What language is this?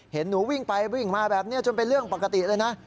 Thai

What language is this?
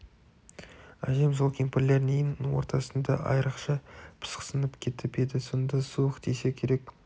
Kazakh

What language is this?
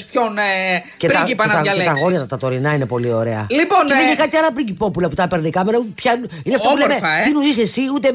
Greek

